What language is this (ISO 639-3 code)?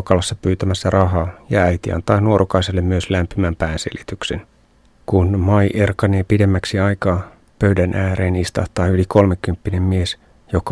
fin